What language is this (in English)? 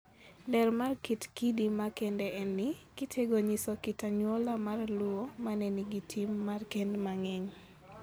Luo (Kenya and Tanzania)